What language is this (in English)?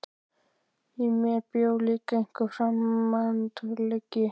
Icelandic